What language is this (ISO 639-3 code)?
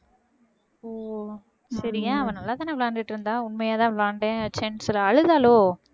tam